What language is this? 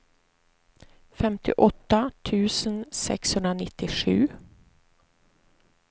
Swedish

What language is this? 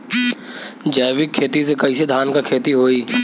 Bhojpuri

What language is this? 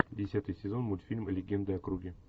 Russian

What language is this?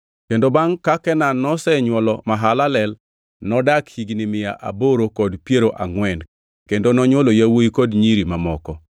Luo (Kenya and Tanzania)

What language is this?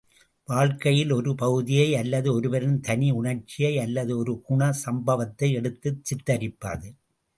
Tamil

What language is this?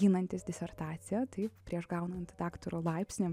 Lithuanian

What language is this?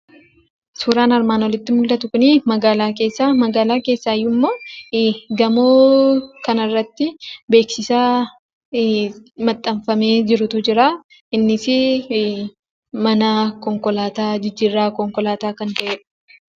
Oromo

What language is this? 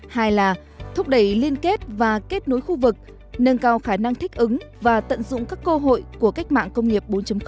Vietnamese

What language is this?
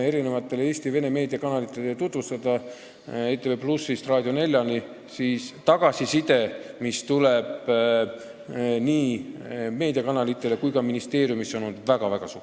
Estonian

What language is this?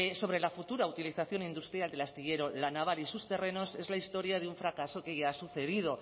Spanish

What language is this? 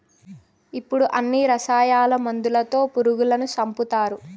Telugu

